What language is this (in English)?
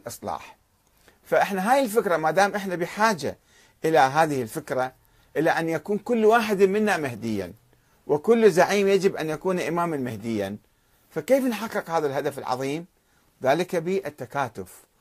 Arabic